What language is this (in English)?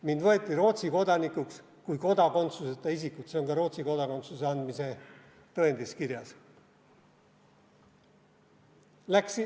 Estonian